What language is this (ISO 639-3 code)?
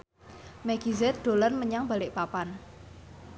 jav